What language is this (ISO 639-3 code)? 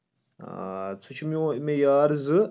kas